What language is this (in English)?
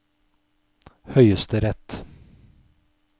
Norwegian